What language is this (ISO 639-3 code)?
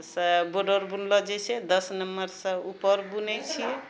mai